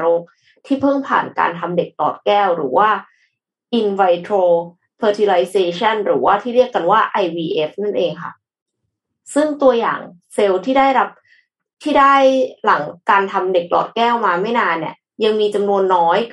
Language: Thai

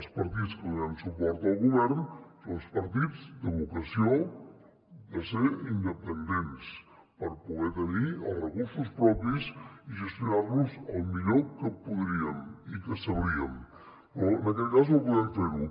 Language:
Catalan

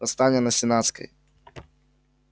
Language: Russian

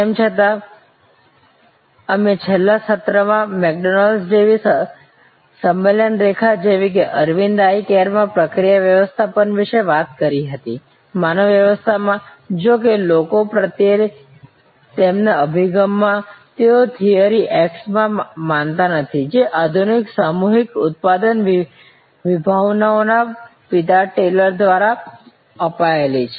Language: Gujarati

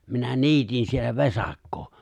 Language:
Finnish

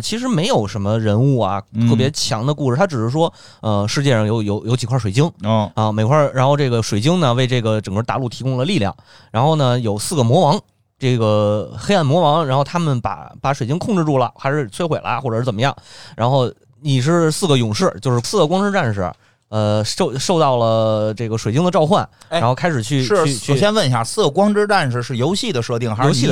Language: Chinese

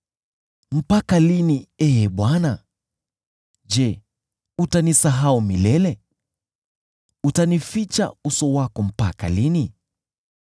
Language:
Swahili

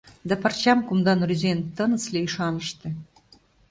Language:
Mari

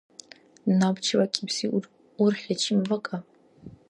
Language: Dargwa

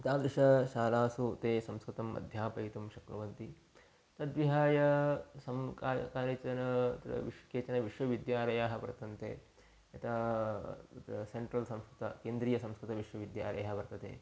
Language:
Sanskrit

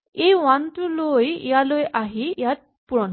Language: Assamese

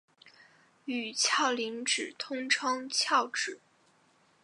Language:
Chinese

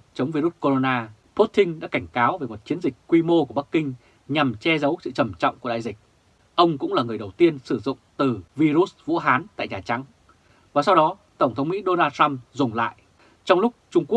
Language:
Vietnamese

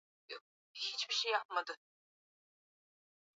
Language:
Swahili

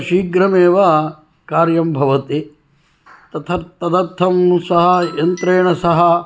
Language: Sanskrit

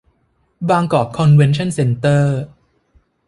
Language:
Thai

